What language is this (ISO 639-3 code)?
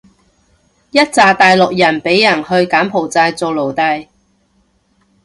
yue